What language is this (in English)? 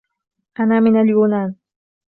Arabic